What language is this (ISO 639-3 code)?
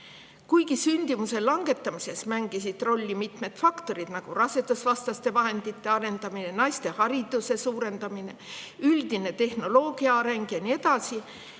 est